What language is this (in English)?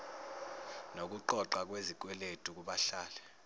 Zulu